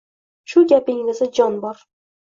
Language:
Uzbek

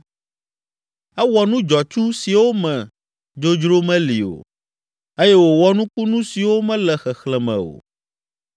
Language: Ewe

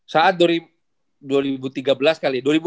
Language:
Indonesian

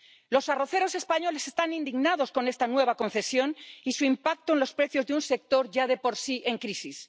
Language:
Spanish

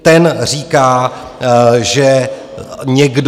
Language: Czech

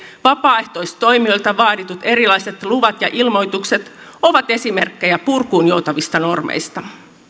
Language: Finnish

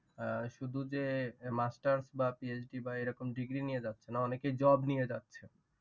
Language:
Bangla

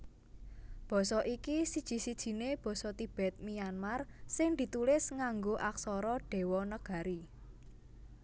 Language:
Javanese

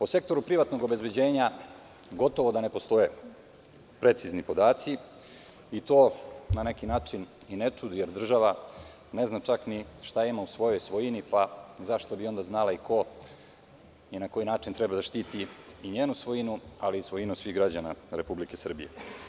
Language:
Serbian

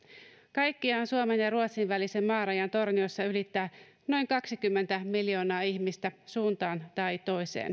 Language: Finnish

